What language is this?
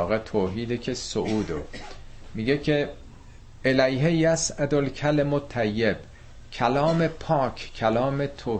Persian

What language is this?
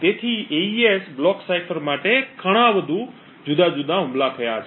Gujarati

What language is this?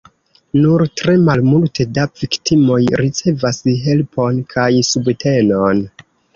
Esperanto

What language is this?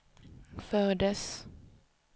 Swedish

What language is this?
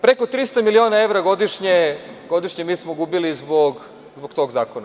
Serbian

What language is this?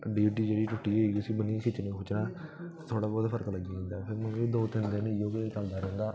Dogri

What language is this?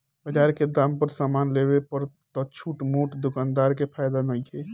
Bhojpuri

